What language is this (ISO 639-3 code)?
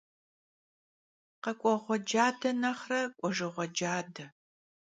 kbd